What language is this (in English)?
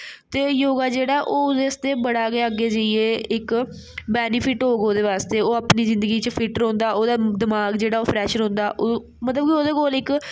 Dogri